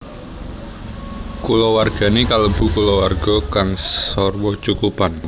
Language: Javanese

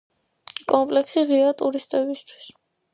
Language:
Georgian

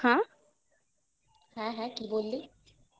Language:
Bangla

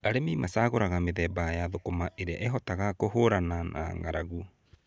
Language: Kikuyu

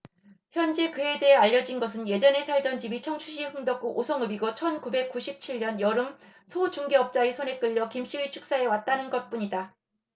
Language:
Korean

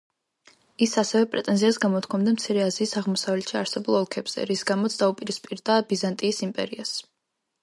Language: Georgian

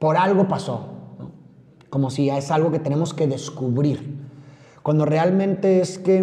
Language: Spanish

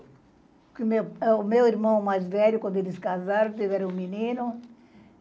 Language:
Portuguese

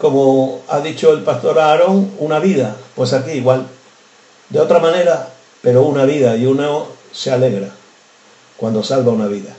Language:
Spanish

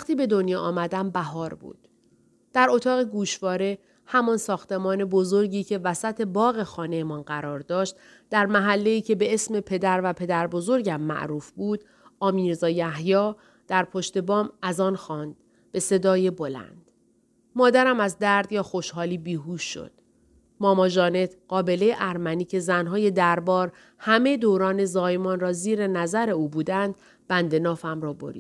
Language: Persian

